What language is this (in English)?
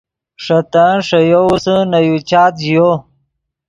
Yidgha